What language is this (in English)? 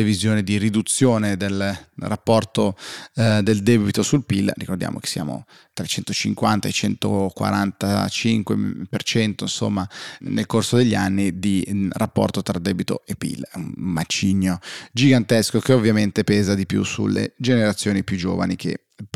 Italian